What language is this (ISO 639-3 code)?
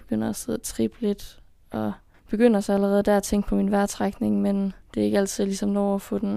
dan